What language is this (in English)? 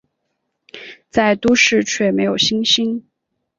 Chinese